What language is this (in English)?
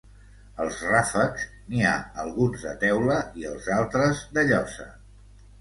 Catalan